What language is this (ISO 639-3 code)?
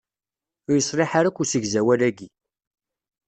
kab